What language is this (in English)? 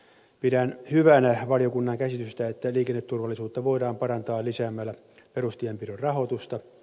Finnish